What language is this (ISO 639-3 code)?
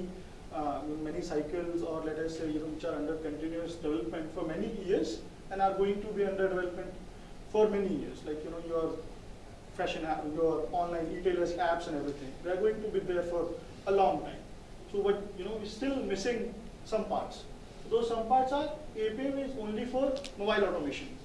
eng